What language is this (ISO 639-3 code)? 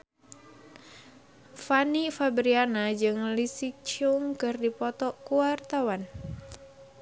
sun